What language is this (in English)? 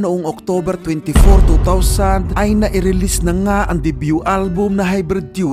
Filipino